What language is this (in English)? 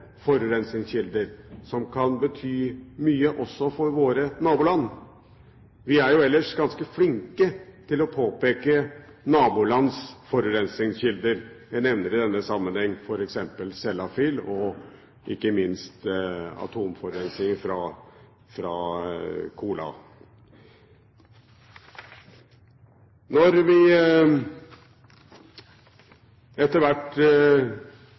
Norwegian Bokmål